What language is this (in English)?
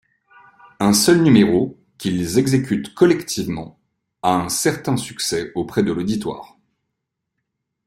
French